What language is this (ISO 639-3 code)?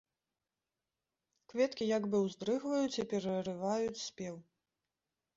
bel